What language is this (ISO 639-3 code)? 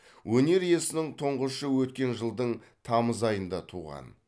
kaz